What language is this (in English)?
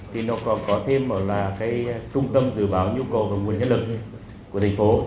Vietnamese